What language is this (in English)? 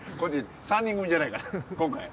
Japanese